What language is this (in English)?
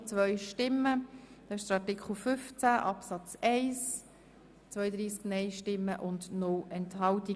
Swiss German